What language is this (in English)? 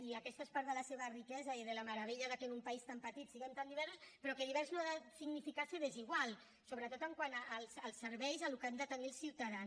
Catalan